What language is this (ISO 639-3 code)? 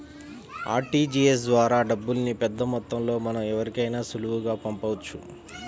tel